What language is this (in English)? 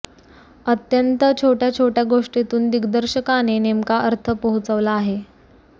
Marathi